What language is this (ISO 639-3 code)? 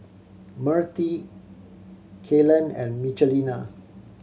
eng